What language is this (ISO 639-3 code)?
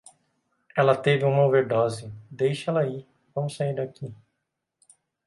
por